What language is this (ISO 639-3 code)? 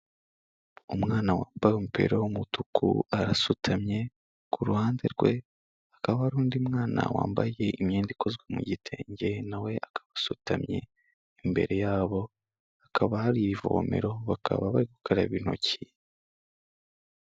kin